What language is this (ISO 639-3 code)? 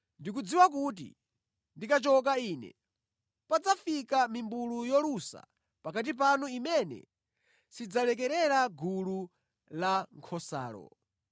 nya